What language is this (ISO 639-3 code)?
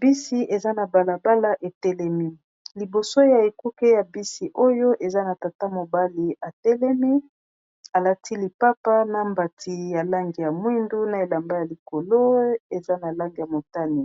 lin